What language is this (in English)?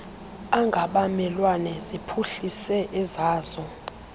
Xhosa